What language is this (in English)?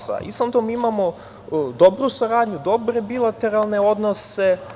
Serbian